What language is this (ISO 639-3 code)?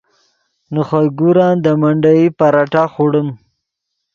ydg